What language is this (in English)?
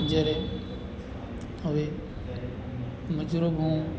Gujarati